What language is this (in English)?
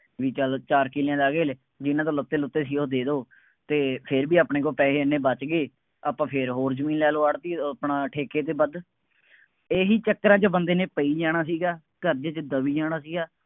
Punjabi